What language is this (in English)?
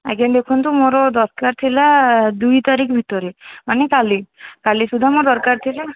Odia